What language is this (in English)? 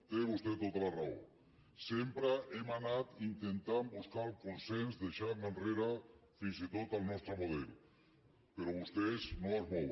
Catalan